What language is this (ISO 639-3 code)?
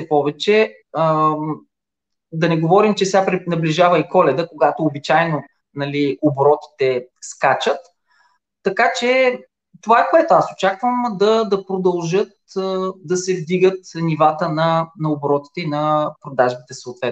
bul